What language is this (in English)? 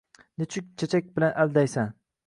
Uzbek